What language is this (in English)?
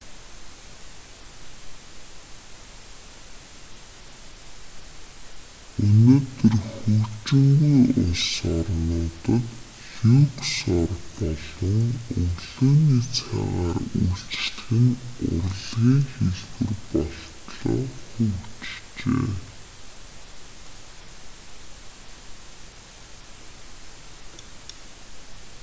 Mongolian